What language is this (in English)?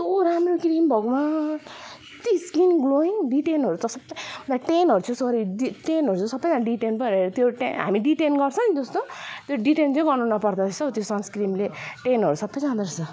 Nepali